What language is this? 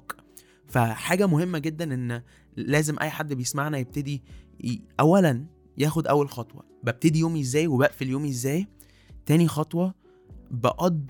Arabic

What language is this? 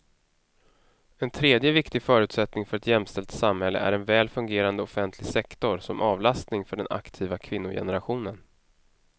Swedish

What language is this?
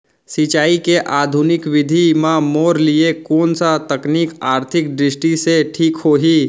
Chhattisgarhi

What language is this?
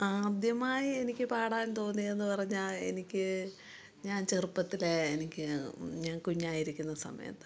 Malayalam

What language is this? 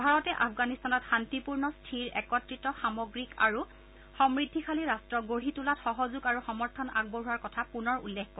Assamese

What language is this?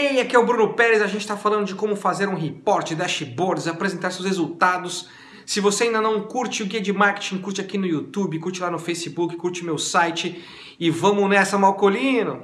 Portuguese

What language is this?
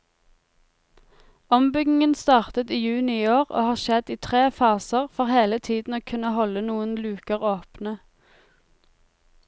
Norwegian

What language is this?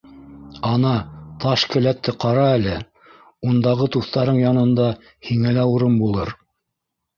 Bashkir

